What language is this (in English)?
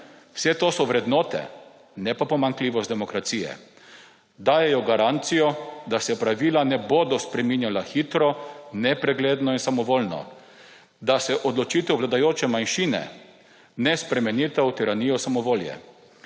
Slovenian